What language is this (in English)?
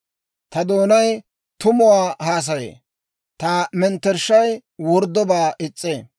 Dawro